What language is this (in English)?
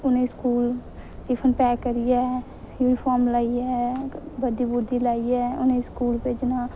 Dogri